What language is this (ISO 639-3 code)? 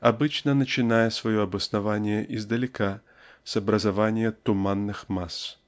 rus